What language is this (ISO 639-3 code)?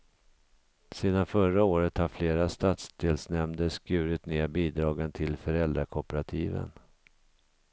swe